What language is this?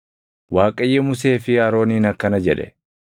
Oromo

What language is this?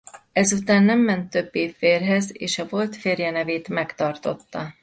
Hungarian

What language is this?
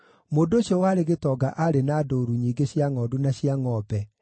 Kikuyu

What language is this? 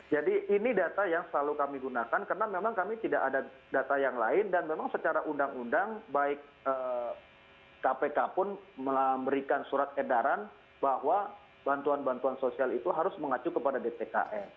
Indonesian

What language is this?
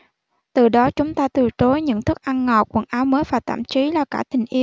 Vietnamese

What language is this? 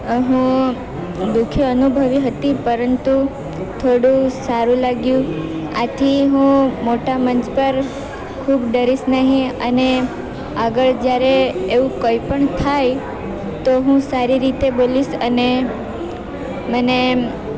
Gujarati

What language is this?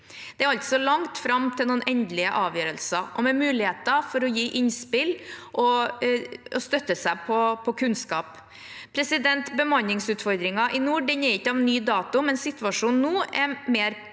Norwegian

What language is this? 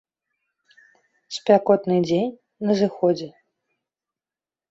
Belarusian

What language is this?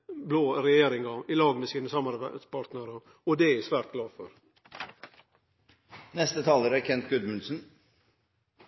Norwegian Nynorsk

